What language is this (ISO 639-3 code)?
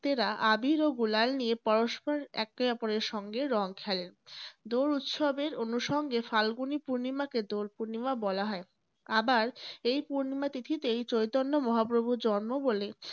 ben